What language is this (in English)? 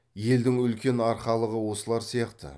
Kazakh